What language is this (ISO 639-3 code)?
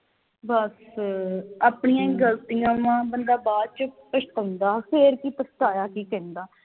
pan